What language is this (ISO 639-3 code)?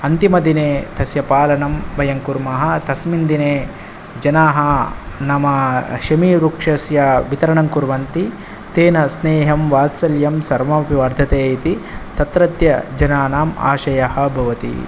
san